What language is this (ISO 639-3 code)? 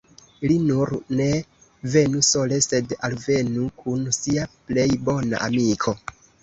epo